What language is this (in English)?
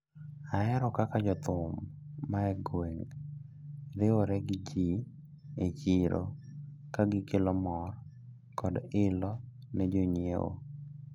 Luo (Kenya and Tanzania)